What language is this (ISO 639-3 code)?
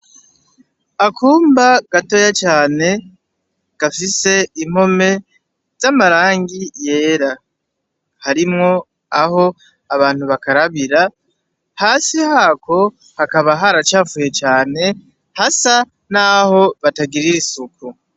run